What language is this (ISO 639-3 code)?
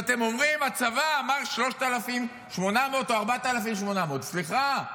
heb